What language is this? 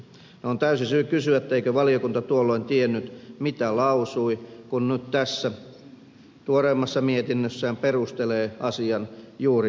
Finnish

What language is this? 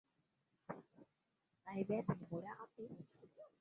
Swahili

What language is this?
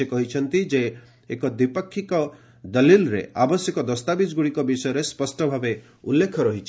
Odia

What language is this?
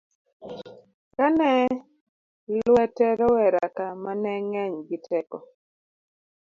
Luo (Kenya and Tanzania)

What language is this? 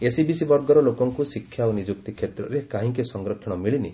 Odia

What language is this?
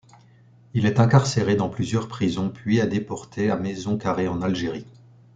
French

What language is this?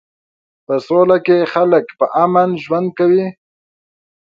Pashto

